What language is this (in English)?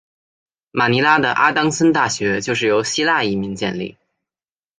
Chinese